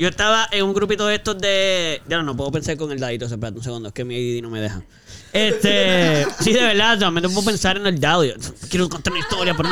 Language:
Spanish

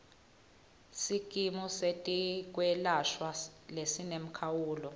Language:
Swati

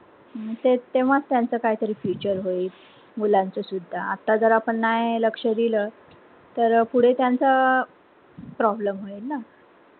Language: Marathi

